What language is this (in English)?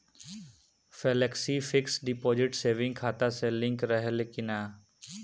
Bhojpuri